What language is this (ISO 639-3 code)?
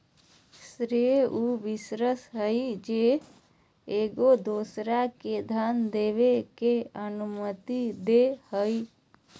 mag